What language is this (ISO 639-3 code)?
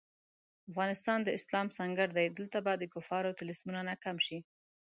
pus